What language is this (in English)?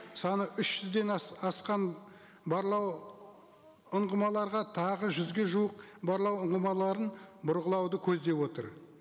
Kazakh